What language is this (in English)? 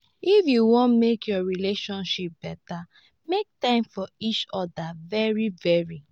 Nigerian Pidgin